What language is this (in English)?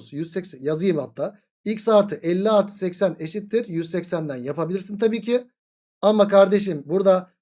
Turkish